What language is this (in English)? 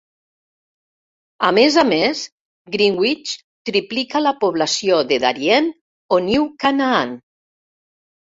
Catalan